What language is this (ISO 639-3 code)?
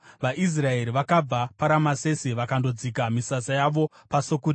sna